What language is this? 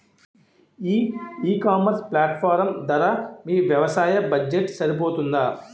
Telugu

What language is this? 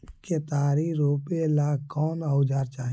Magahi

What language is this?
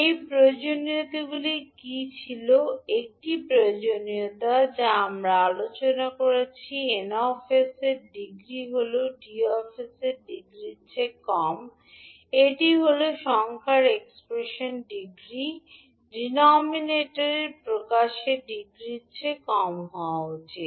Bangla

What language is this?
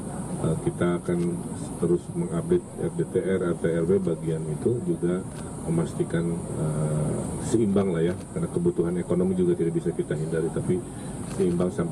Indonesian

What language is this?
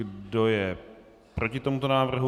Czech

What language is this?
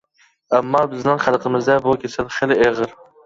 Uyghur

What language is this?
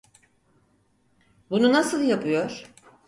Turkish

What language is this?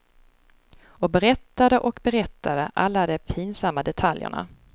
Swedish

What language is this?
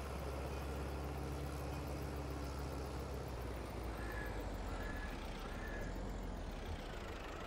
Polish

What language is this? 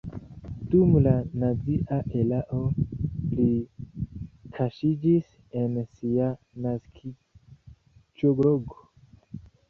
Esperanto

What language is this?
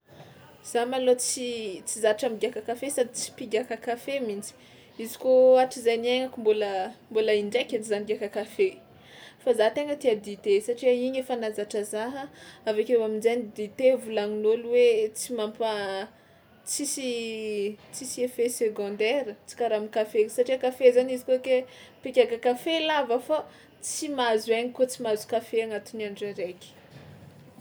Tsimihety Malagasy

